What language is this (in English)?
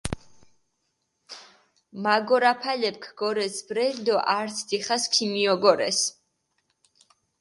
Mingrelian